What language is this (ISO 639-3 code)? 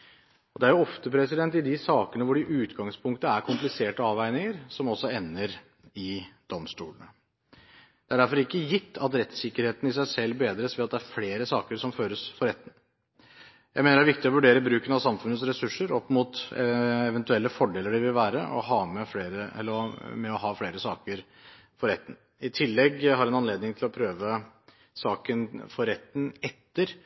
nob